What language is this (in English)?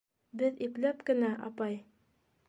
Bashkir